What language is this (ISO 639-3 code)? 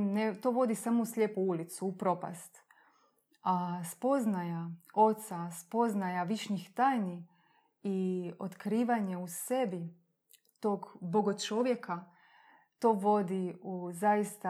hrv